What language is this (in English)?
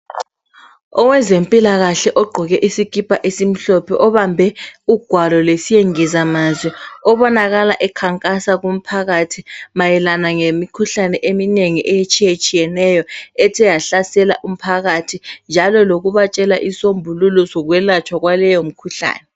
North Ndebele